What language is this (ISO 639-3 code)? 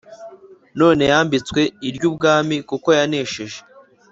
kin